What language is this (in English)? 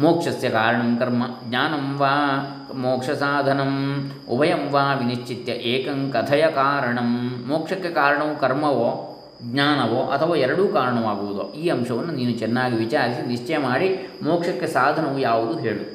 Kannada